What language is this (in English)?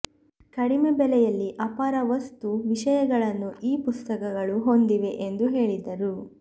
Kannada